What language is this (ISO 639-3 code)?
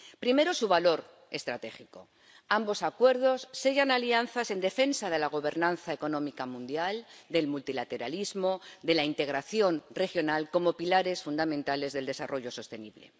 spa